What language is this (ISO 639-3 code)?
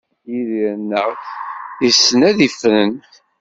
kab